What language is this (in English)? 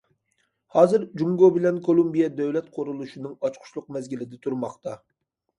Uyghur